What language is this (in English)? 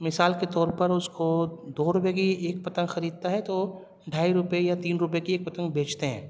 Urdu